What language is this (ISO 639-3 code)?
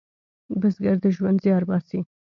pus